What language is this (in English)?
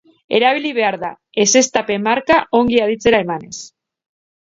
Basque